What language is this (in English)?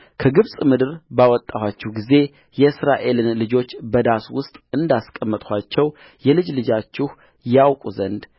Amharic